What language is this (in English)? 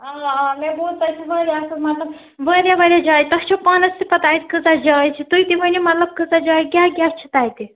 Kashmiri